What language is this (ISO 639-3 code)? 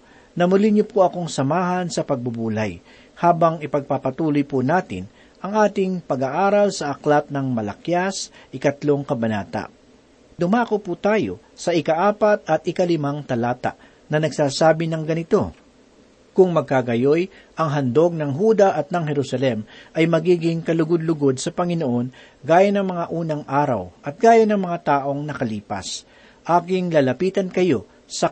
fil